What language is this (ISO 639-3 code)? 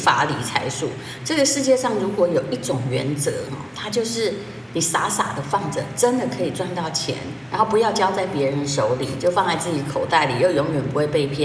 zho